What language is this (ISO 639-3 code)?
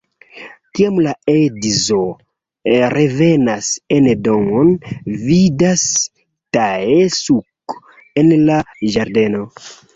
epo